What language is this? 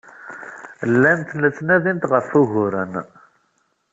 Kabyle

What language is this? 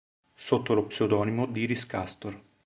Italian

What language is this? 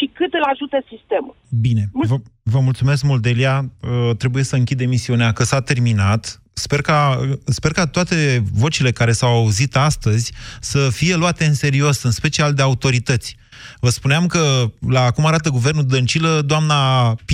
Romanian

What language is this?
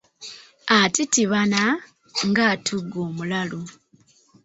Ganda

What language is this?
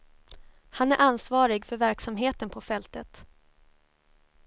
Swedish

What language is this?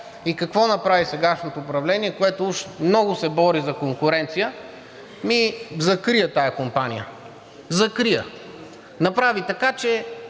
Bulgarian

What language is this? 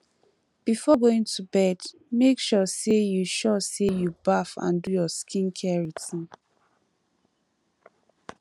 Nigerian Pidgin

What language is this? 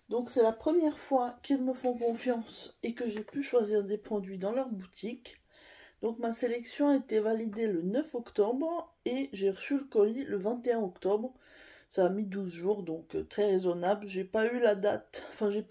French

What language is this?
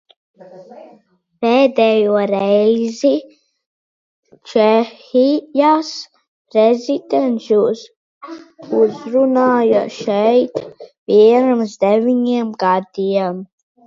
Latvian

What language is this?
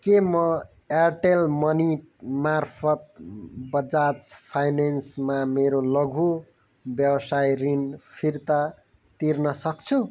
Nepali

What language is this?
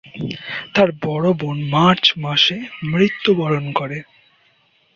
Bangla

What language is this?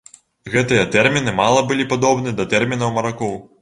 Belarusian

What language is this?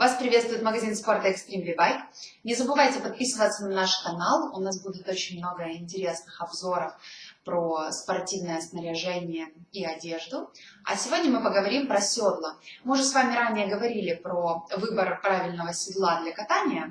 Russian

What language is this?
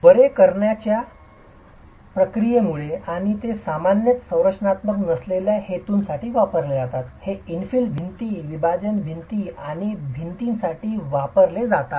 Marathi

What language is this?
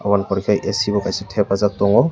Kok Borok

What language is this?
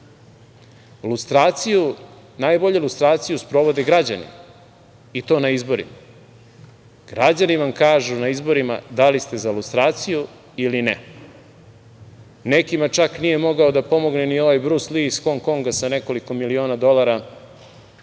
Serbian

